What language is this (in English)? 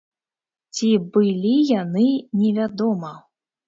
Belarusian